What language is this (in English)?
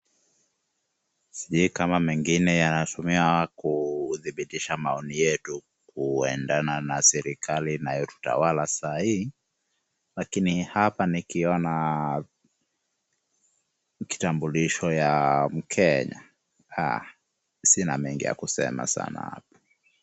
Swahili